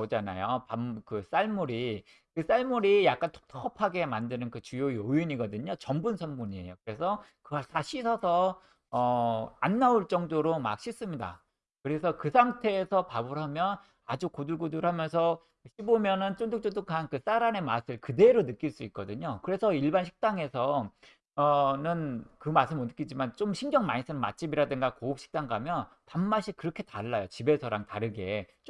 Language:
Korean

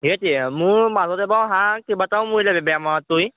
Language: Assamese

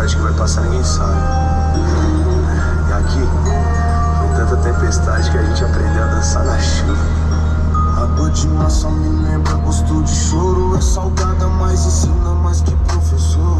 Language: Portuguese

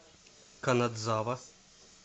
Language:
Russian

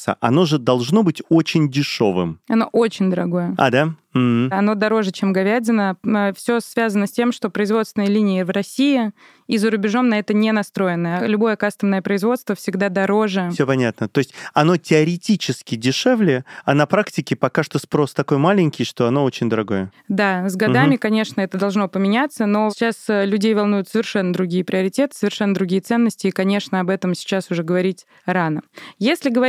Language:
Russian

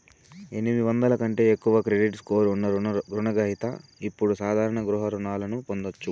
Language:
Telugu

